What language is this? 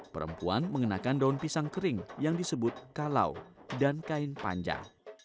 Indonesian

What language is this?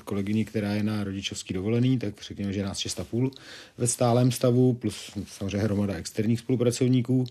Czech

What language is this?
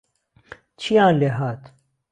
Central Kurdish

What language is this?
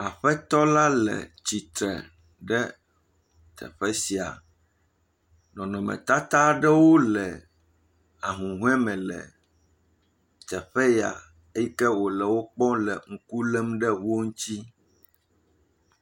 Ewe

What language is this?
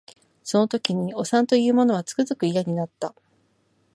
Japanese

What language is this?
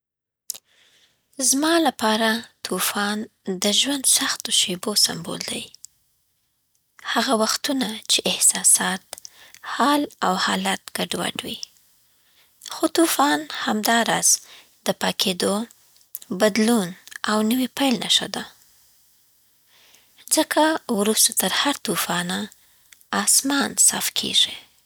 Southern Pashto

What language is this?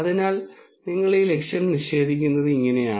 Malayalam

